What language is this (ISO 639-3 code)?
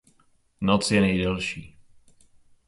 ces